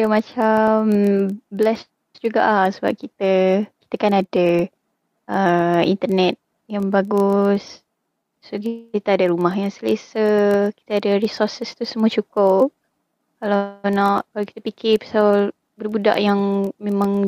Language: Malay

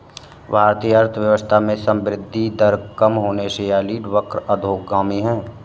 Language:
Hindi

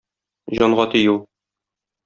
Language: Tatar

